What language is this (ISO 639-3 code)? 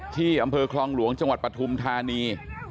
tha